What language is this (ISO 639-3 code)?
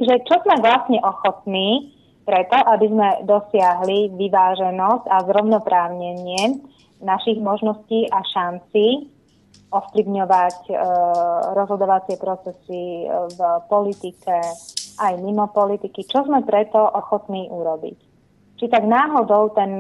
slk